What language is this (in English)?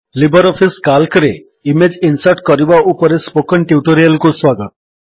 Odia